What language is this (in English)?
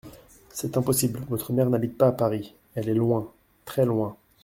French